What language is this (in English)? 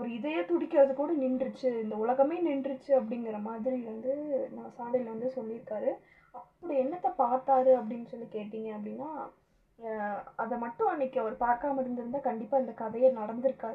Tamil